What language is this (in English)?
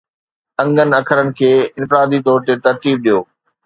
Sindhi